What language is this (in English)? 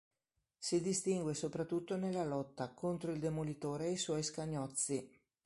Italian